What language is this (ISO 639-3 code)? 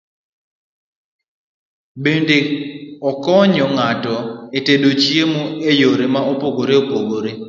luo